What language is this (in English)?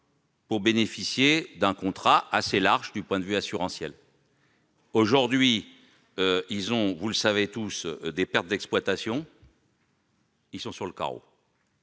French